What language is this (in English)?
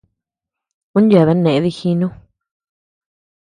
Tepeuxila Cuicatec